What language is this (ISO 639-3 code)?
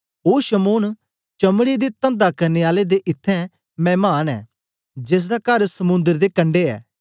doi